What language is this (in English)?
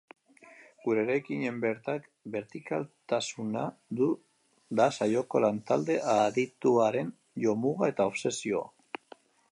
Basque